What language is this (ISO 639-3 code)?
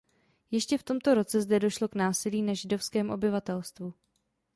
ces